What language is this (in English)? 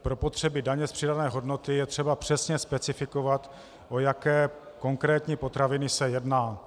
Czech